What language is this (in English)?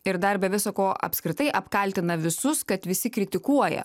Lithuanian